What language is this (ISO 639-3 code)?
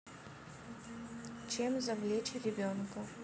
rus